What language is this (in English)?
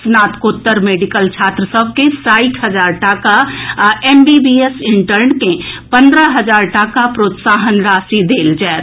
Maithili